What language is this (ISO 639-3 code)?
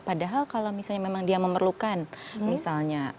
ind